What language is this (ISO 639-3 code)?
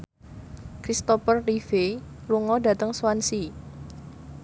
jav